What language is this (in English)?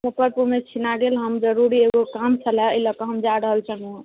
Maithili